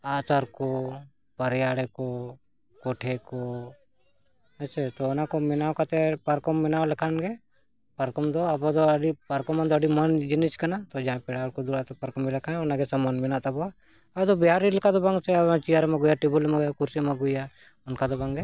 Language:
Santali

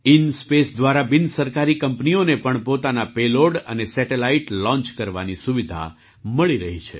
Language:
Gujarati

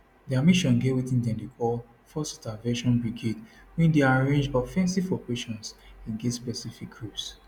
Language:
Nigerian Pidgin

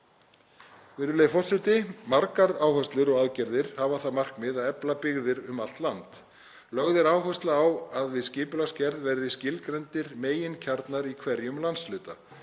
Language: Icelandic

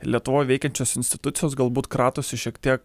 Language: Lithuanian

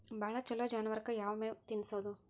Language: Kannada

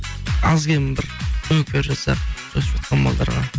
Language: Kazakh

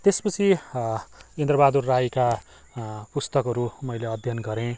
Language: Nepali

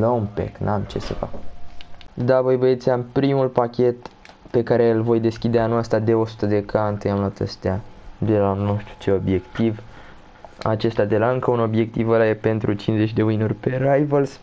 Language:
Romanian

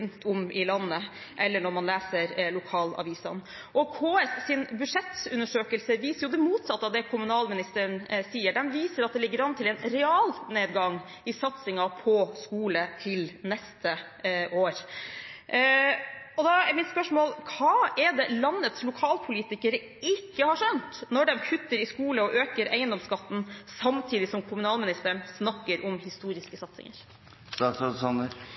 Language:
Norwegian Bokmål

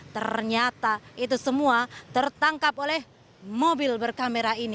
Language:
Indonesian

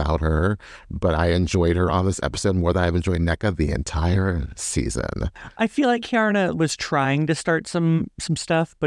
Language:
English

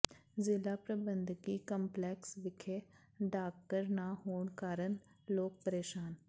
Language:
Punjabi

